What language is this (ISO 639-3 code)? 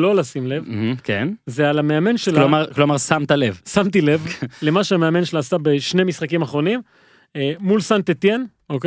heb